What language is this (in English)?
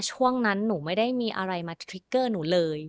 Thai